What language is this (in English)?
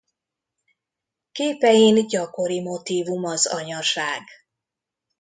Hungarian